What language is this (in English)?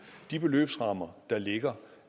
Danish